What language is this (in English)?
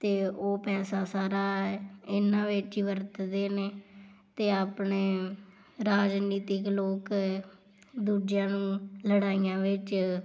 Punjabi